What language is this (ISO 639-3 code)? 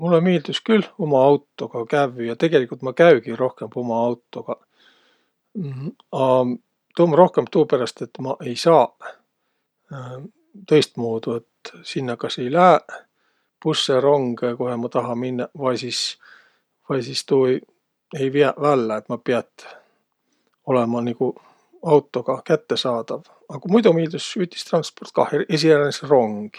vro